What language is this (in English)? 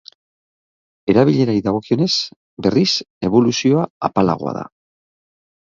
Basque